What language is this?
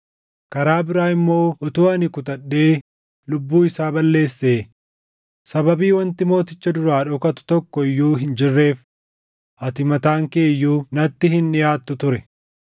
Oromo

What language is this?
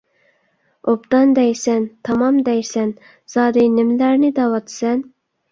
Uyghur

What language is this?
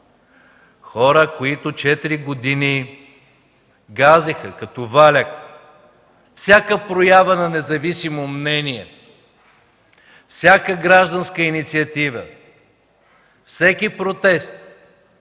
Bulgarian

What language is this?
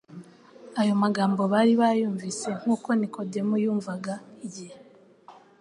Kinyarwanda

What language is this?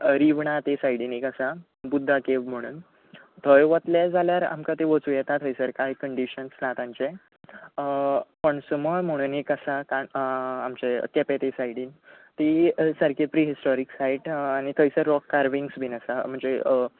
Konkani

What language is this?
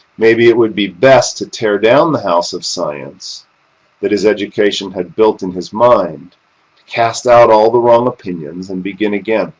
English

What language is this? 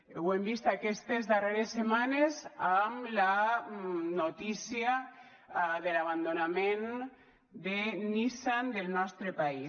Catalan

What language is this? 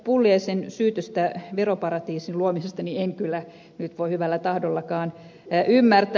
Finnish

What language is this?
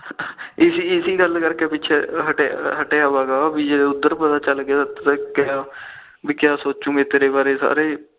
Punjabi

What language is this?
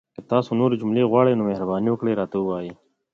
Pashto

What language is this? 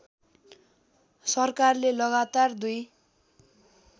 Nepali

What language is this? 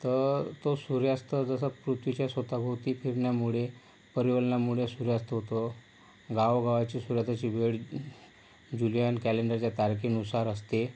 Marathi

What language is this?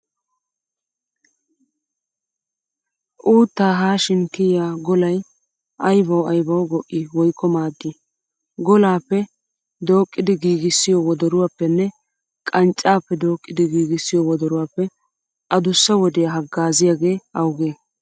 Wolaytta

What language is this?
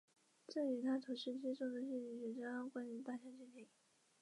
Chinese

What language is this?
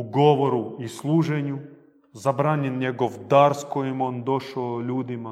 Croatian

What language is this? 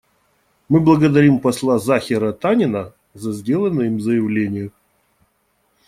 Russian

